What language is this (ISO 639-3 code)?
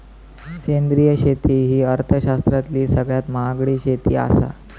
mar